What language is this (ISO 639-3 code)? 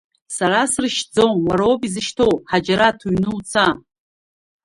abk